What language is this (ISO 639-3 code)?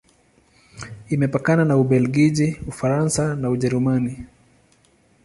swa